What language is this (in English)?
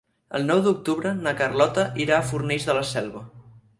Catalan